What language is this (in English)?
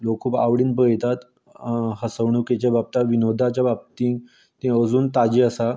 Konkani